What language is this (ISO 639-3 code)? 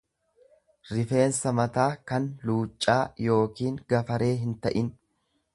orm